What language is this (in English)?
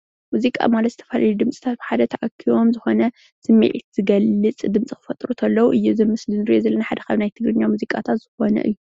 Tigrinya